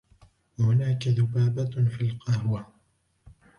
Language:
Arabic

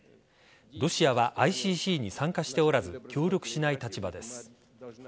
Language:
Japanese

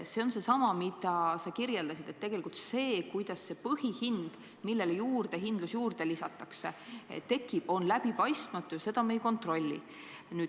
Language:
Estonian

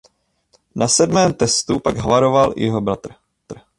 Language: Czech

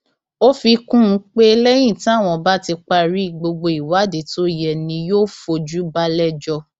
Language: Yoruba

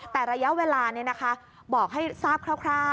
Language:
Thai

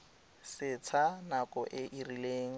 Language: Tswana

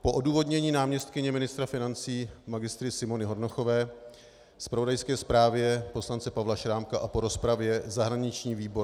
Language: Czech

